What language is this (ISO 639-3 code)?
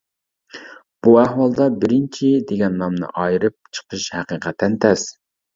uig